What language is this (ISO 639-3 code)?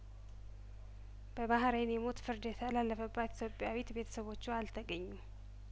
amh